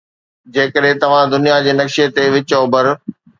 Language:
Sindhi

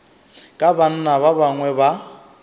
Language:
Northern Sotho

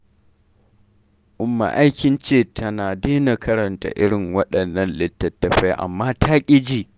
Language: Hausa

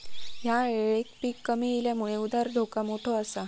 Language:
Marathi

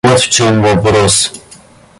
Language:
Russian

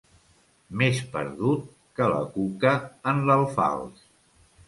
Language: Catalan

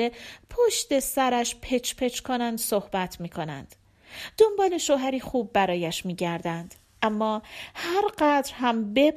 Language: Persian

